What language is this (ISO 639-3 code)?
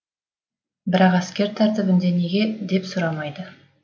kaz